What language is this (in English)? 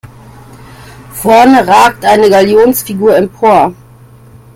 German